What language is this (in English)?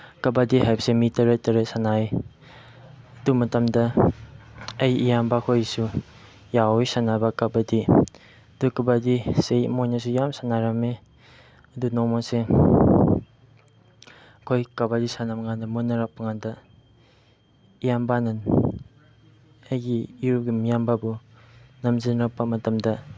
Manipuri